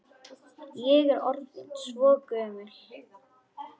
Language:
Icelandic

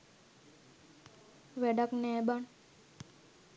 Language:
Sinhala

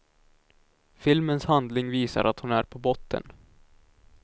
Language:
Swedish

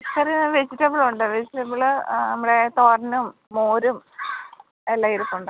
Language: Malayalam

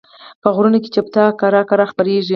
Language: Pashto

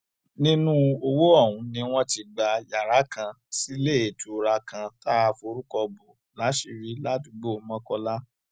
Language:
Yoruba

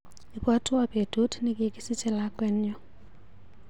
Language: Kalenjin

